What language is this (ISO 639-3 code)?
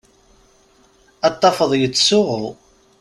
kab